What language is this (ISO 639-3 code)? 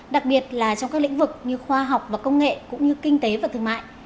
vie